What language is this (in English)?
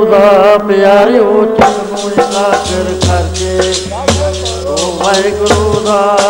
Punjabi